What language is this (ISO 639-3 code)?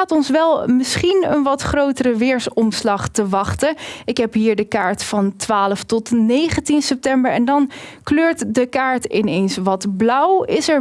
nld